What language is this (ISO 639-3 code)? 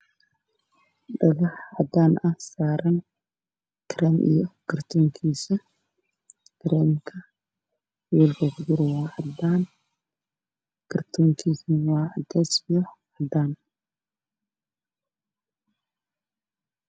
som